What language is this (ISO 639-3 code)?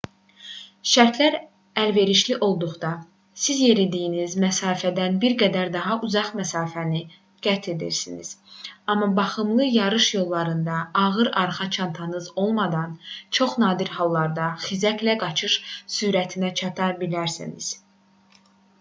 aze